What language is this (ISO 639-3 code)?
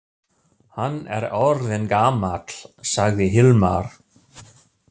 isl